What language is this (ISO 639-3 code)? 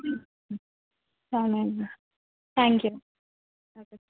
tel